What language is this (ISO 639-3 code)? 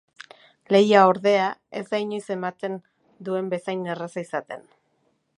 eus